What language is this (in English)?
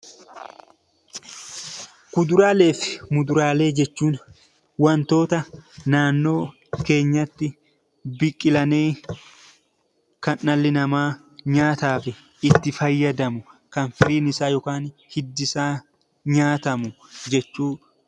Oromo